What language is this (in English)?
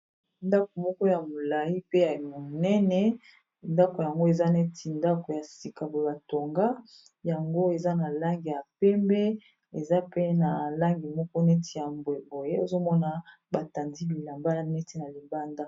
Lingala